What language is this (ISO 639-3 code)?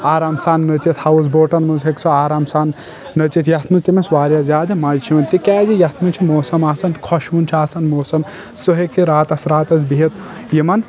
kas